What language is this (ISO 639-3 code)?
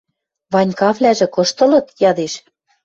mrj